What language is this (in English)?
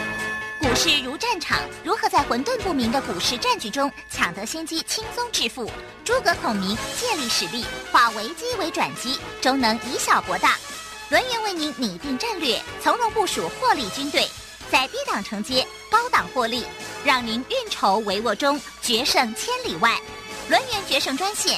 Chinese